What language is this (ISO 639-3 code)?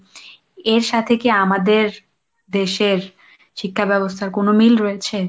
ben